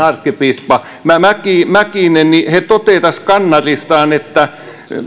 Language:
Finnish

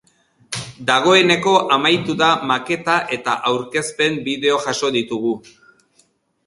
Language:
Basque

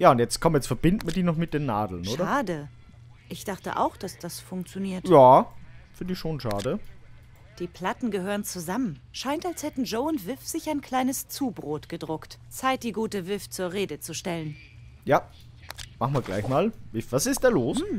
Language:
German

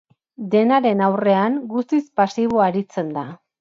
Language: Basque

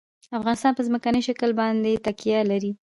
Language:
Pashto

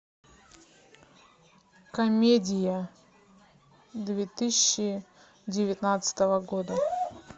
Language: Russian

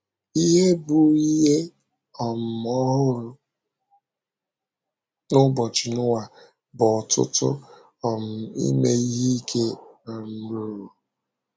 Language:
Igbo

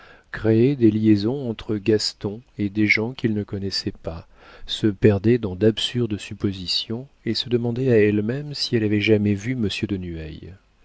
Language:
French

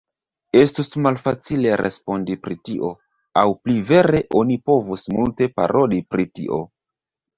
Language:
Esperanto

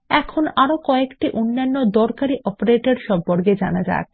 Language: Bangla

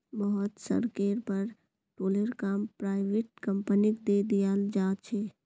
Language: Magahi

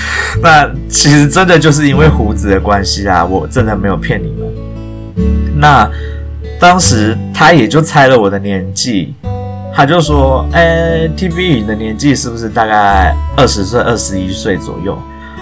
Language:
Chinese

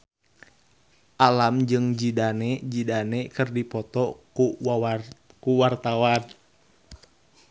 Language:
Sundanese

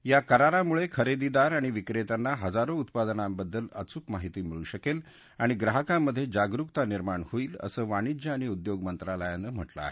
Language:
Marathi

